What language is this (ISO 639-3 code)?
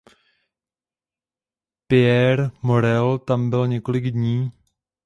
ces